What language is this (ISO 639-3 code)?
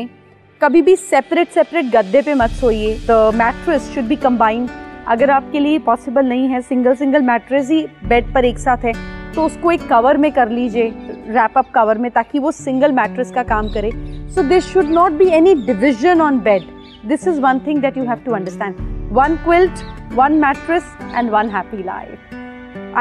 hin